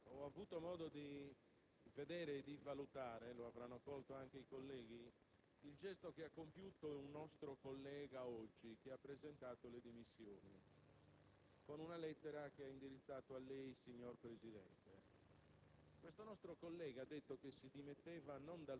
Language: Italian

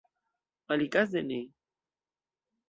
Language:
Esperanto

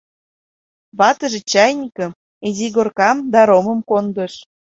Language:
Mari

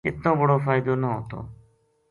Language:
Gujari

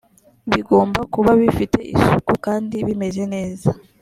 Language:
Kinyarwanda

